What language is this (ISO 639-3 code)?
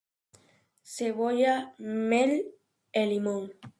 glg